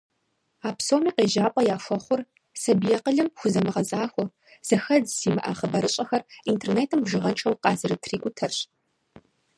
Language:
Kabardian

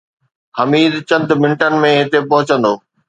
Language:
Sindhi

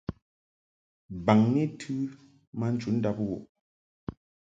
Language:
Mungaka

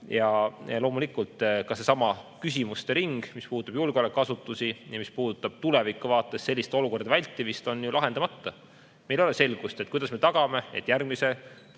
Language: Estonian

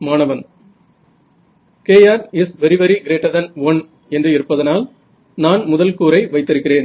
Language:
Tamil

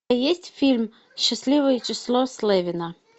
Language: Russian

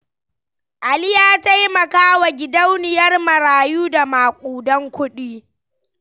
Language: Hausa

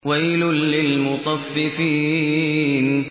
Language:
Arabic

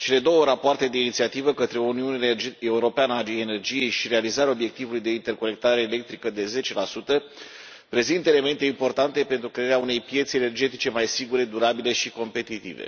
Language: Romanian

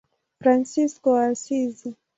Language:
Swahili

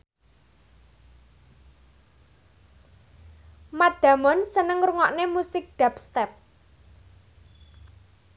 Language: Javanese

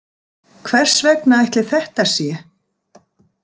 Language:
Icelandic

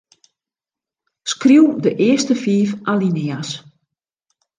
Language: Western Frisian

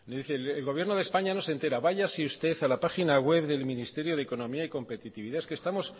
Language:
Spanish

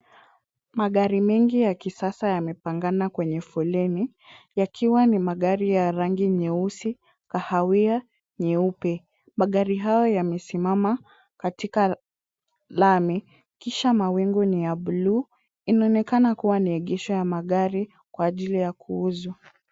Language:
Swahili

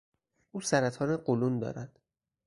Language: Persian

